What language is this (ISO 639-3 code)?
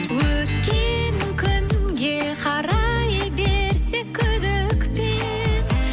kaz